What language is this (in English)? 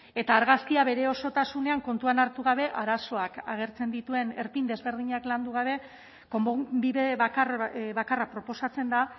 Basque